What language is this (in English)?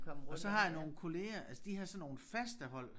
Danish